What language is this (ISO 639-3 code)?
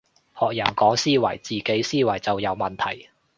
yue